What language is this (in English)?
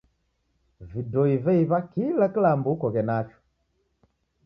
Taita